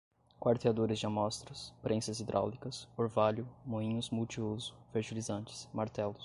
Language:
Portuguese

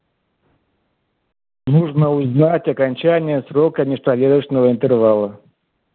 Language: Russian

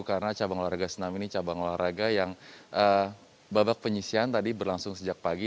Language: Indonesian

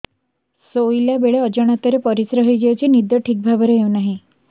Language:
Odia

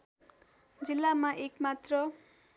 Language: Nepali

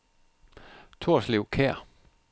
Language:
Danish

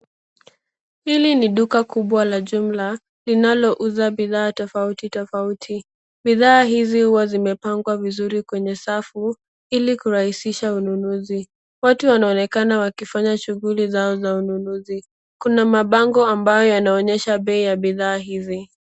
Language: Swahili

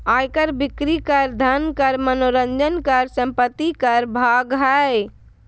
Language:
Magahi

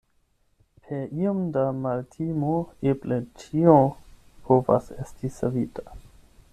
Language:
Esperanto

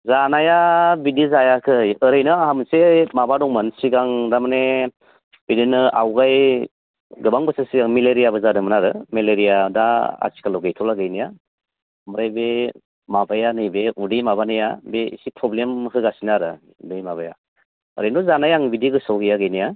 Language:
Bodo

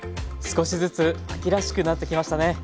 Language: Japanese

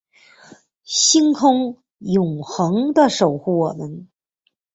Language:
Chinese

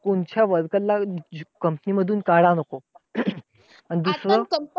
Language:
Marathi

